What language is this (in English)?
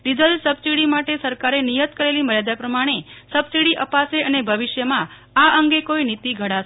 Gujarati